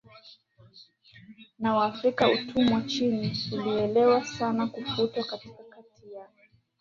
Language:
Swahili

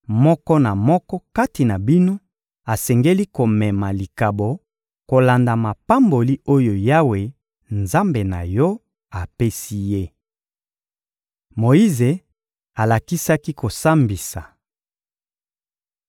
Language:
Lingala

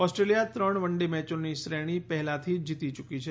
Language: Gujarati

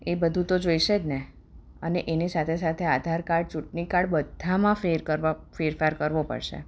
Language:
Gujarati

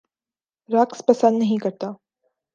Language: Urdu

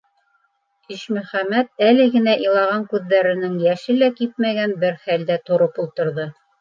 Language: Bashkir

